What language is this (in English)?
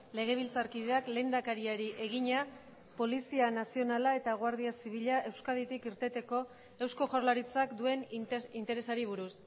Basque